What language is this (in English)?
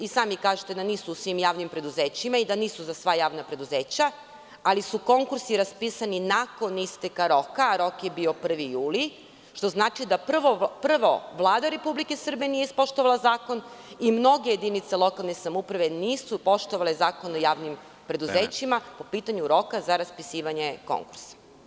Serbian